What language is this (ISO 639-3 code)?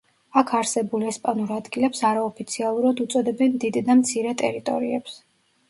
kat